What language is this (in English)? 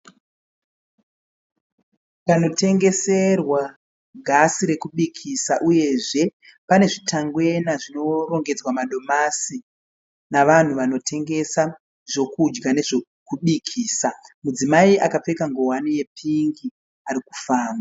Shona